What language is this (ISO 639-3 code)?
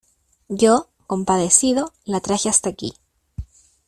spa